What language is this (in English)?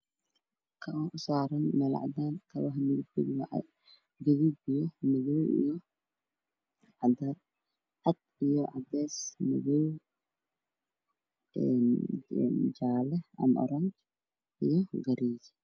Somali